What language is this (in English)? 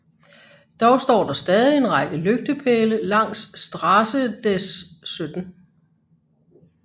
Danish